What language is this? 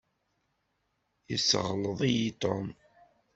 Kabyle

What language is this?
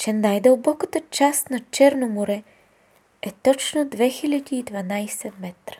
Bulgarian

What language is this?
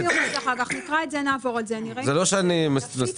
Hebrew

